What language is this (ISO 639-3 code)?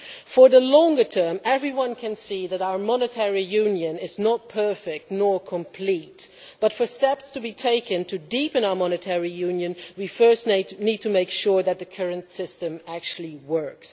eng